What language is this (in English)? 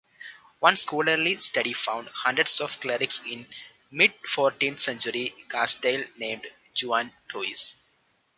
English